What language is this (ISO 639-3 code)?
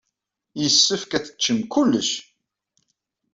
kab